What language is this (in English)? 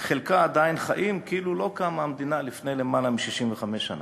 Hebrew